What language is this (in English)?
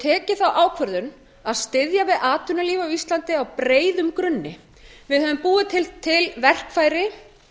Icelandic